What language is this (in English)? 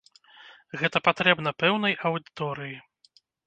Belarusian